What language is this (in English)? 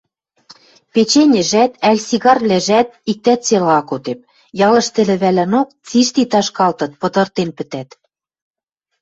Western Mari